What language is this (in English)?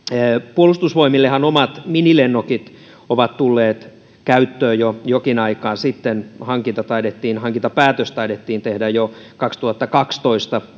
Finnish